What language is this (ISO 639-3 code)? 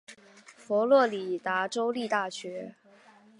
zho